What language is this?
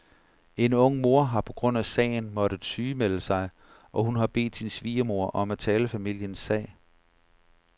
Danish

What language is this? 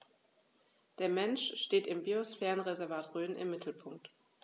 German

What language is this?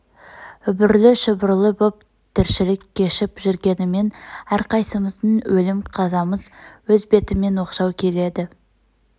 Kazakh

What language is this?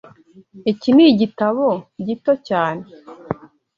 Kinyarwanda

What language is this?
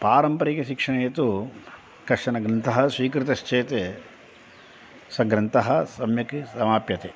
Sanskrit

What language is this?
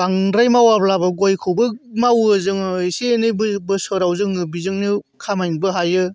Bodo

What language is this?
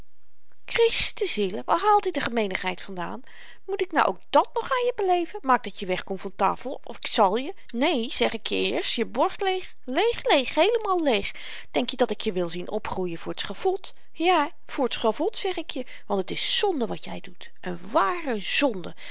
Dutch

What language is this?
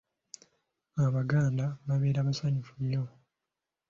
Ganda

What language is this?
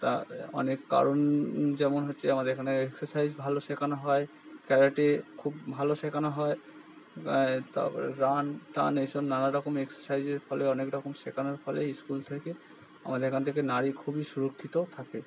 Bangla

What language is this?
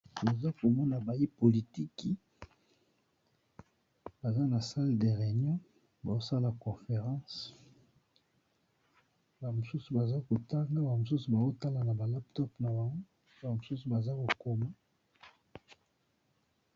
Lingala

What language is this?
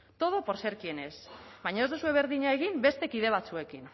Basque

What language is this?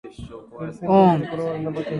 Japanese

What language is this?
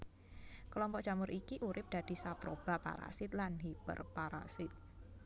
Javanese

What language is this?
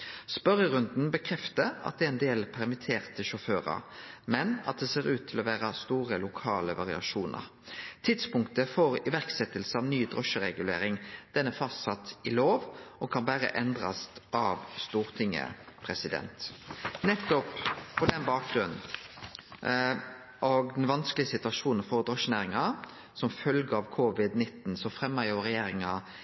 Norwegian Nynorsk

